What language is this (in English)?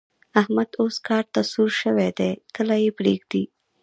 Pashto